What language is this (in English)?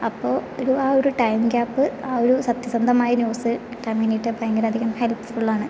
Malayalam